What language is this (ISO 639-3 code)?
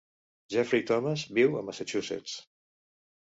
cat